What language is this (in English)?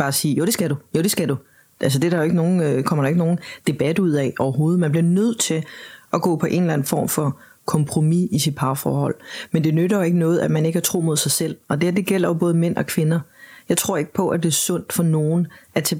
Danish